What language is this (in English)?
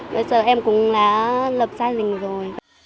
Vietnamese